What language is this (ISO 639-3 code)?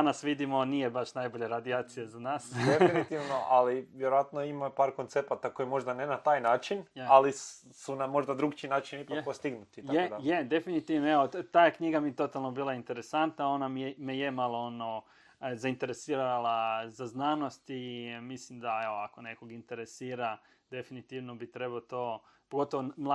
hrv